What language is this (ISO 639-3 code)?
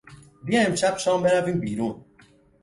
fas